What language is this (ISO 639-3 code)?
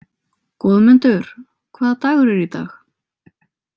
isl